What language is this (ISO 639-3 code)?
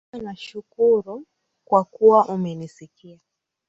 swa